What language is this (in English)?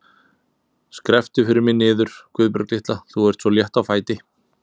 Icelandic